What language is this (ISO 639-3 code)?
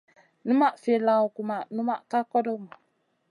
mcn